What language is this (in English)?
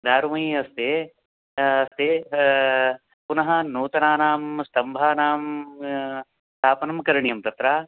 Sanskrit